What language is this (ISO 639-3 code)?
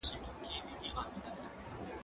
pus